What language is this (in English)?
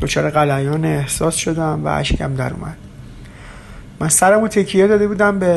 Persian